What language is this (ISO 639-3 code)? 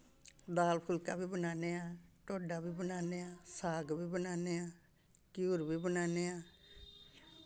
doi